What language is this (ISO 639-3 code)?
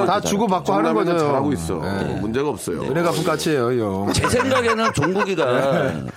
kor